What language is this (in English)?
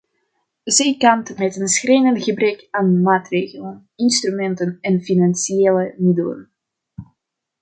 Dutch